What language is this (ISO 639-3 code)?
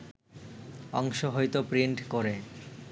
ben